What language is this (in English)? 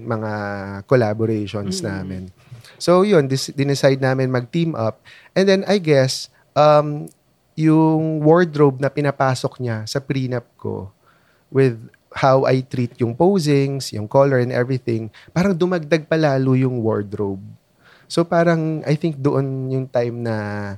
Filipino